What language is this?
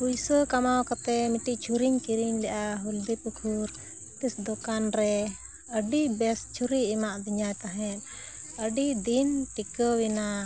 Santali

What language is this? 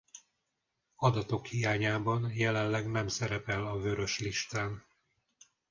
Hungarian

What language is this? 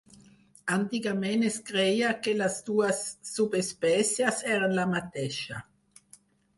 Catalan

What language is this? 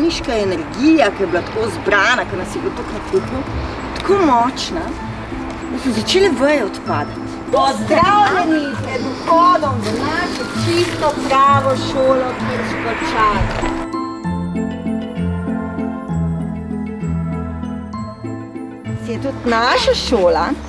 Slovenian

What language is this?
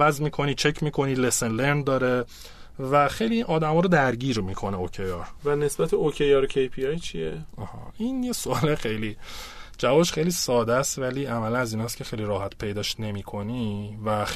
Persian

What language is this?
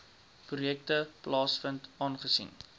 Afrikaans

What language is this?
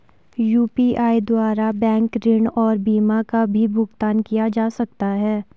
Hindi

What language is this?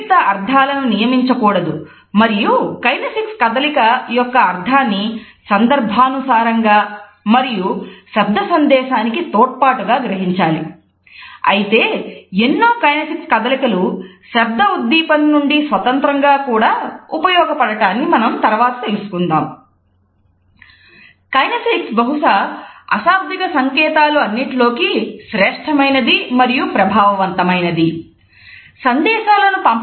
Telugu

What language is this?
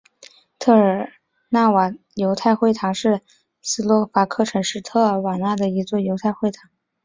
Chinese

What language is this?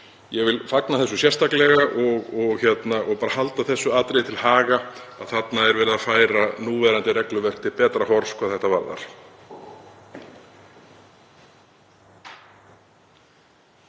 Icelandic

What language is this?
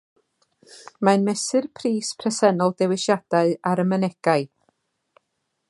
Welsh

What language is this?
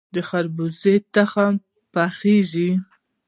Pashto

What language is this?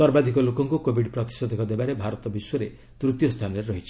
Odia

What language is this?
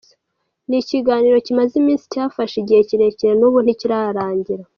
Kinyarwanda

